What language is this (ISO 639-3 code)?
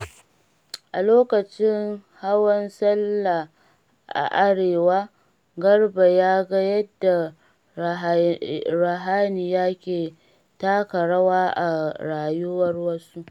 hau